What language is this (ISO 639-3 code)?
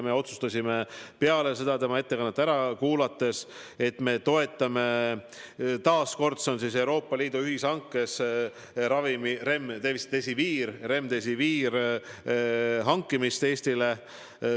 est